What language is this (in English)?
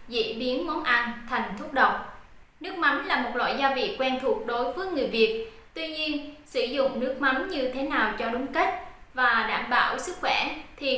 Vietnamese